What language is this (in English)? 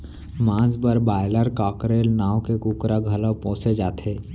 Chhattisgarhi